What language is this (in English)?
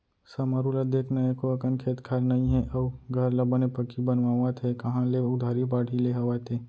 Chhattisgarhi